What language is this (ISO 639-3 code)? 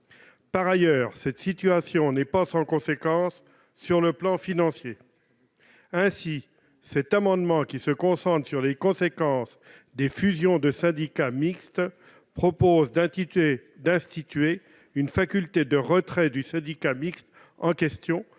fra